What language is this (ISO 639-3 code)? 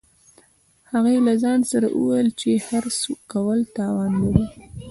pus